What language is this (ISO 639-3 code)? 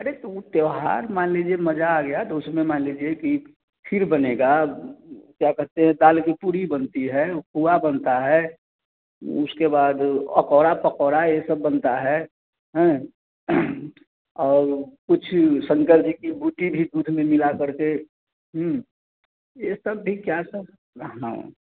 hin